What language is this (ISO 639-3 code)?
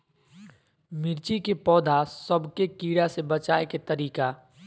mag